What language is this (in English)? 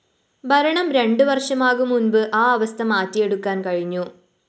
Malayalam